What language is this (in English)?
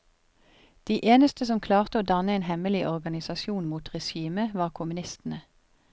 Norwegian